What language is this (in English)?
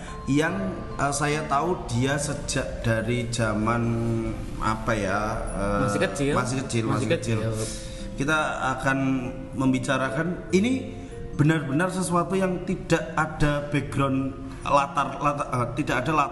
Indonesian